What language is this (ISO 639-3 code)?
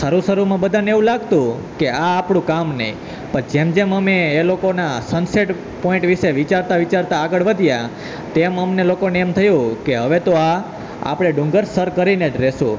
guj